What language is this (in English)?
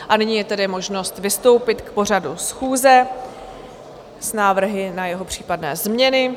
Czech